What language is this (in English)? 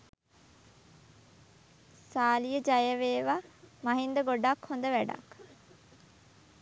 Sinhala